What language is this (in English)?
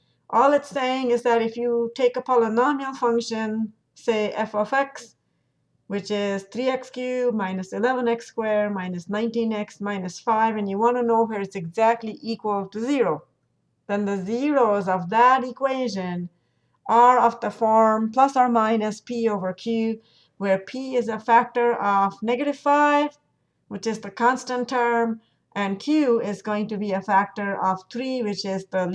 English